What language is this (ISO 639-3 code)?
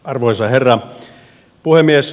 fin